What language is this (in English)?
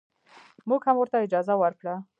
Pashto